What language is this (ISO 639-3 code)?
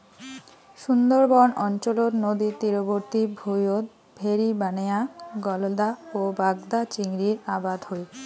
ben